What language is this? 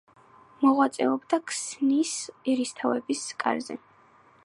Georgian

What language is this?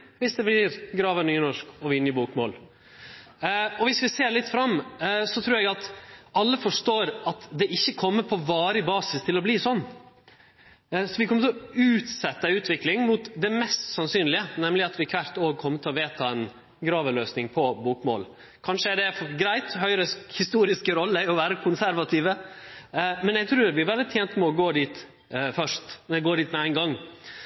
Norwegian Nynorsk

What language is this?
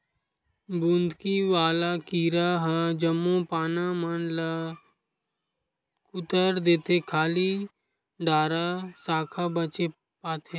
Chhattisgarhi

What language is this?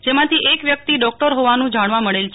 Gujarati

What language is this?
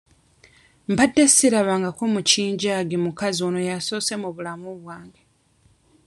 Ganda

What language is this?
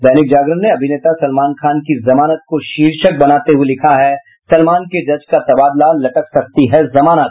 Hindi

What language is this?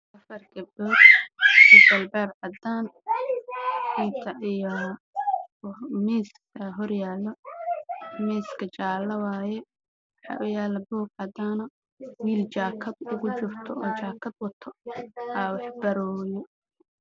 Somali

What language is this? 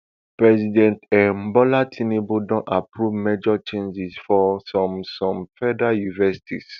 Nigerian Pidgin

